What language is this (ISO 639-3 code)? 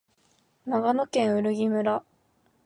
jpn